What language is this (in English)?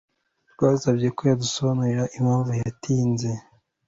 Kinyarwanda